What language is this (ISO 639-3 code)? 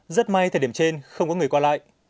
vie